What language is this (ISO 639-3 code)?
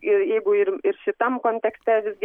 lit